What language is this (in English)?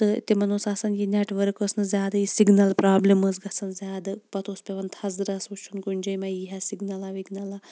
Kashmiri